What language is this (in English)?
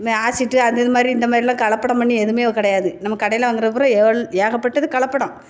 Tamil